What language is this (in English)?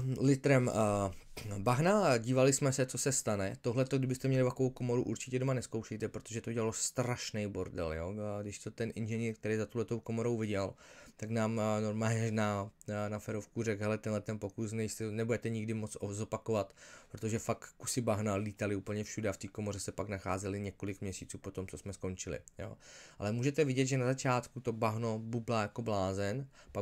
Czech